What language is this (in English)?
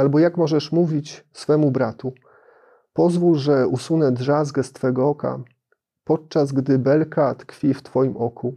Polish